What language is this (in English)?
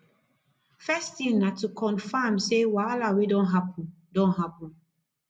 Nigerian Pidgin